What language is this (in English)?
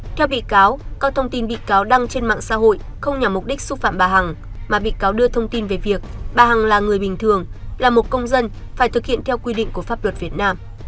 Vietnamese